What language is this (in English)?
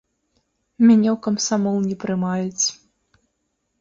Belarusian